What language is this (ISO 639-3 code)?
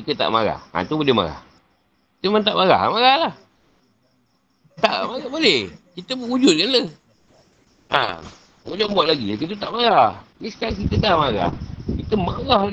msa